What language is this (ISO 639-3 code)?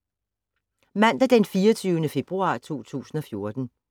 dan